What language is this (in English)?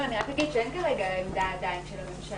Hebrew